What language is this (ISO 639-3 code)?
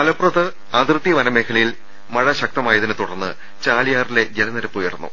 mal